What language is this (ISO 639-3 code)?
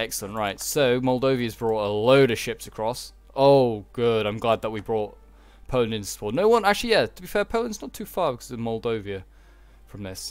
eng